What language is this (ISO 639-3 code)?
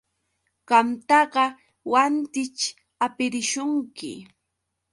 qux